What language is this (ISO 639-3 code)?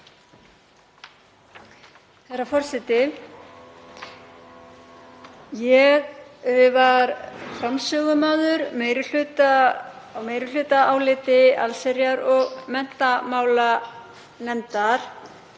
isl